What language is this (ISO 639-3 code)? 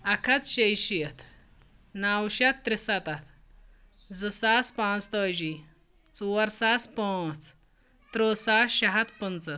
kas